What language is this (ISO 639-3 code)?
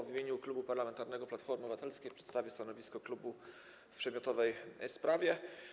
pol